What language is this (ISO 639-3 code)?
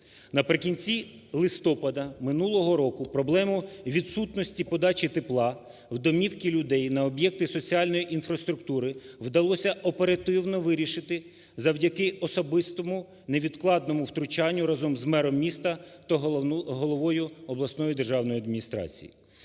ukr